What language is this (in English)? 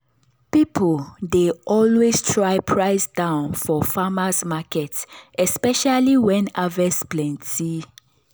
Nigerian Pidgin